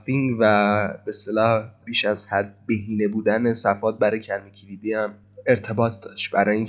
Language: Persian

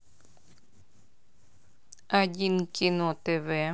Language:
Russian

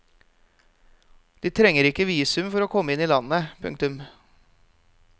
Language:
Norwegian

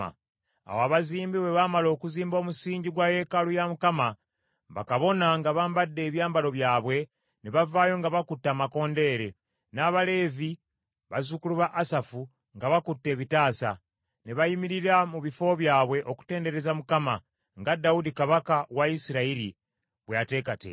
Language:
Ganda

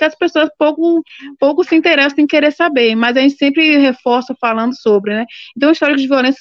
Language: Portuguese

